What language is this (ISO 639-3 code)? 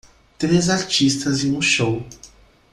por